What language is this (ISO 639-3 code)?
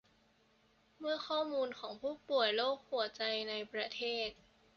tha